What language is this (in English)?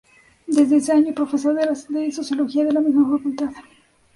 Spanish